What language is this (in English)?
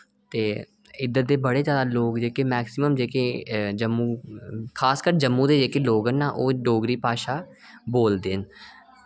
Dogri